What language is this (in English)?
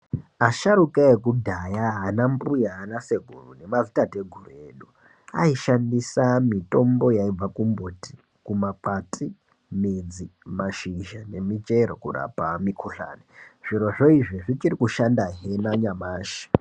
Ndau